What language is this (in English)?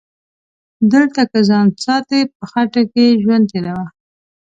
Pashto